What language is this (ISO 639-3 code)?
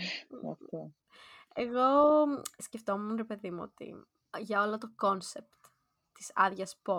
ell